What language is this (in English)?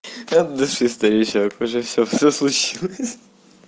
Russian